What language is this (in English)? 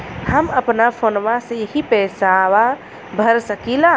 Bhojpuri